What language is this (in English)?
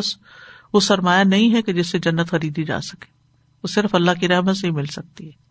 Urdu